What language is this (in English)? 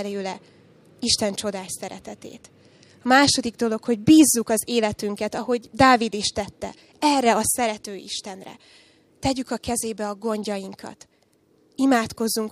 Hungarian